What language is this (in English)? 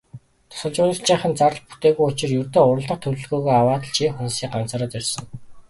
Mongolian